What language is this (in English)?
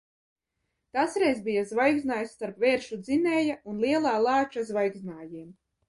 Latvian